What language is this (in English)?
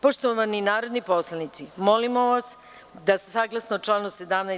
Serbian